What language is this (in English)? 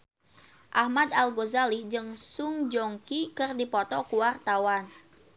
Sundanese